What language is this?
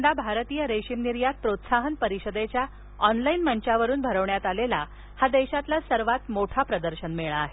Marathi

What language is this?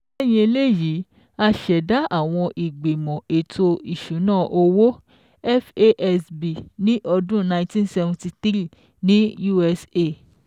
Yoruba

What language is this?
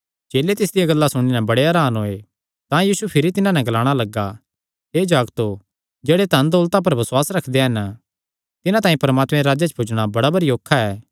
Kangri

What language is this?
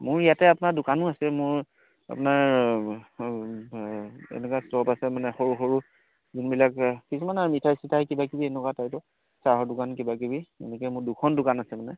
Assamese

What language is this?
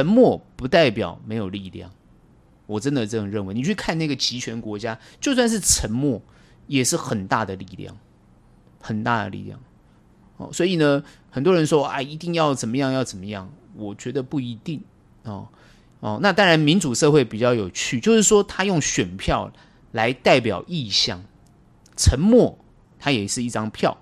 Chinese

